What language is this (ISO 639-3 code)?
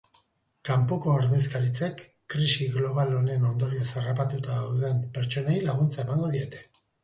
eus